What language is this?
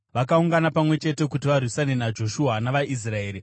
Shona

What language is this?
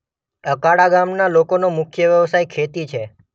Gujarati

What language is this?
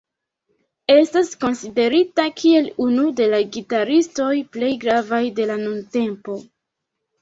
Esperanto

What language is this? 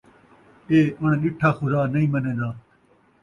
Saraiki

